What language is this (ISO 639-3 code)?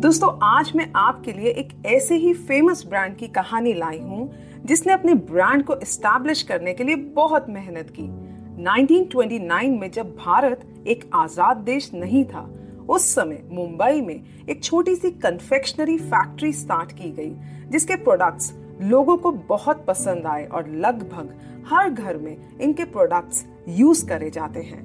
hin